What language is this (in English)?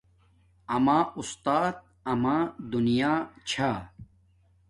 Domaaki